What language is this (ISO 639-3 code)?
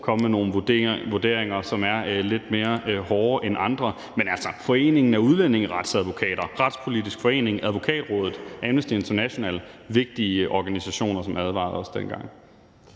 dan